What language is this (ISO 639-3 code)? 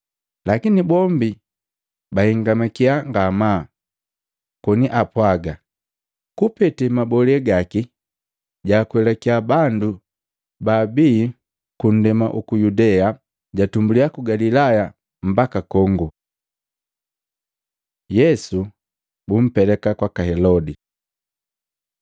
mgv